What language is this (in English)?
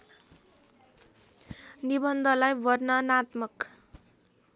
Nepali